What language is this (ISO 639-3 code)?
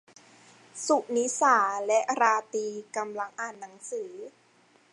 tha